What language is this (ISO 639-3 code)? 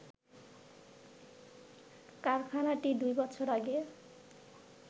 ben